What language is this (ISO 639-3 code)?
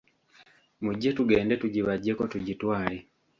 lug